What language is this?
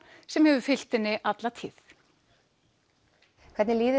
Icelandic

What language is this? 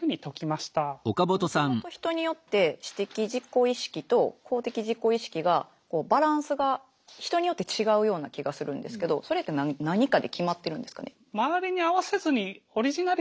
Japanese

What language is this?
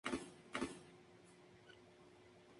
Spanish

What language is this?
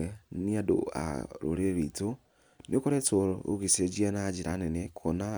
Kikuyu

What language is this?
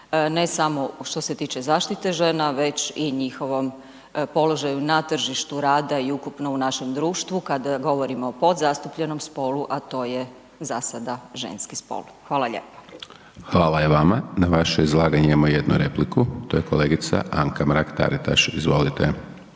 Croatian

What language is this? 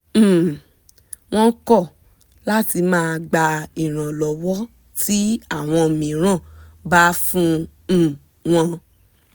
Yoruba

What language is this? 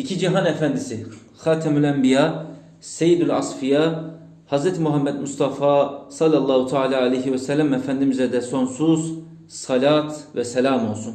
Turkish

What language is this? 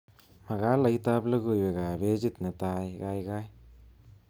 Kalenjin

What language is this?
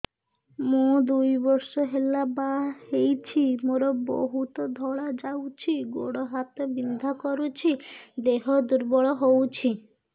Odia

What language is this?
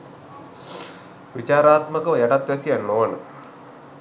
Sinhala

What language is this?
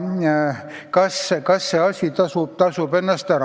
Estonian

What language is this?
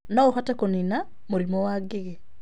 Kikuyu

